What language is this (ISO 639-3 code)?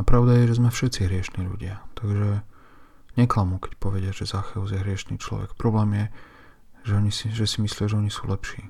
slk